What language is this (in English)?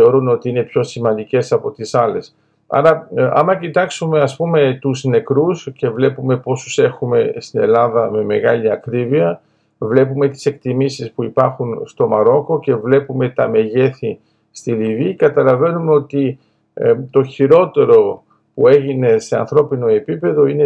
Greek